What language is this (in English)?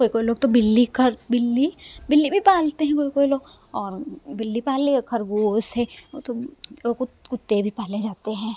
Hindi